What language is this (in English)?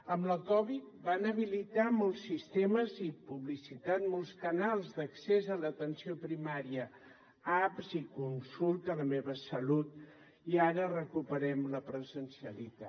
Catalan